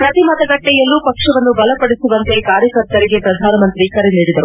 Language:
Kannada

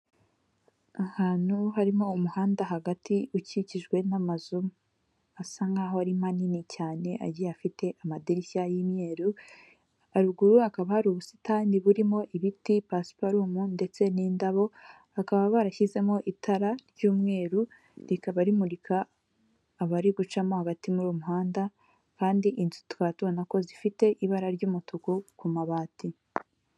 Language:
Kinyarwanda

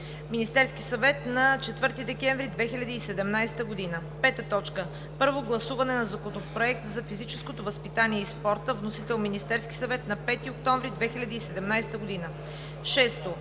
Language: Bulgarian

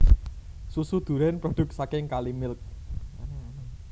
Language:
Javanese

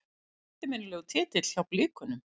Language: Icelandic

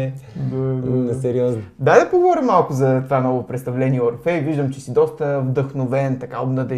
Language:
Bulgarian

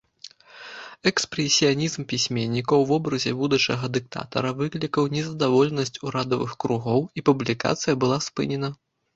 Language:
Belarusian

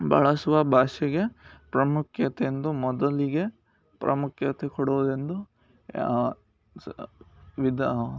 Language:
Kannada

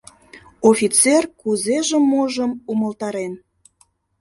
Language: Mari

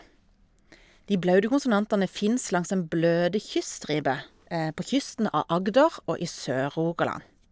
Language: Norwegian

